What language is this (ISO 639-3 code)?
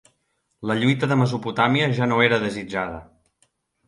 cat